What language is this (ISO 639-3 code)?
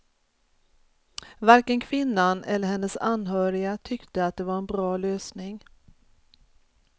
swe